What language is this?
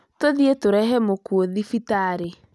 Kikuyu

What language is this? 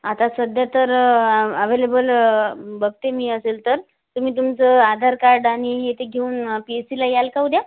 Marathi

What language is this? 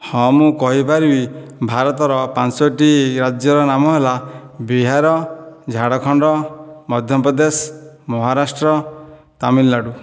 Odia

